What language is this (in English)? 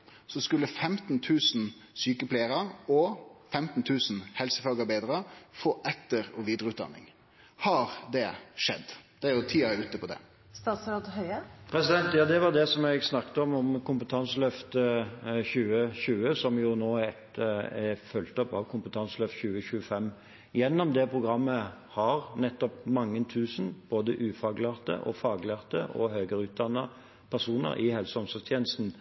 Norwegian